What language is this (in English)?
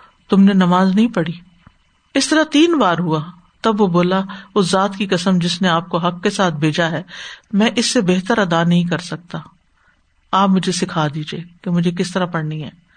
Urdu